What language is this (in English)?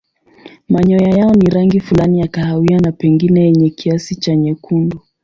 Swahili